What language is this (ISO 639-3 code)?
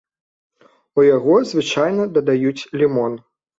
bel